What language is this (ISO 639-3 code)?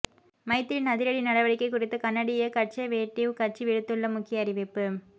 tam